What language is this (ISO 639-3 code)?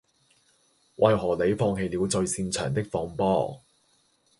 yue